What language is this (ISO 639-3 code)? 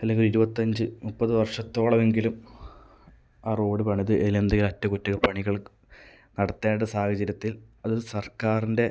mal